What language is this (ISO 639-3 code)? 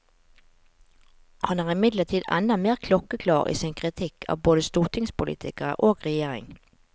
nor